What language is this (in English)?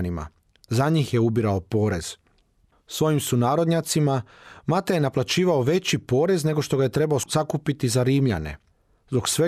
Croatian